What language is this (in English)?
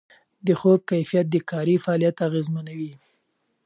Pashto